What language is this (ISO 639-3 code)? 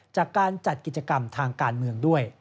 tha